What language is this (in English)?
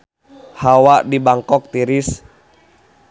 Sundanese